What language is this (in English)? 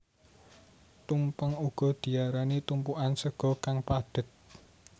Javanese